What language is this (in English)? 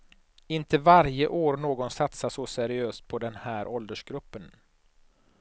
Swedish